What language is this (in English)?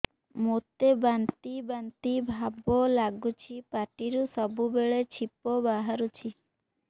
Odia